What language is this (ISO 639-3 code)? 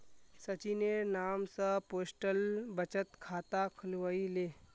mag